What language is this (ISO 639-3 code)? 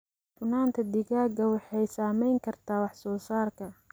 som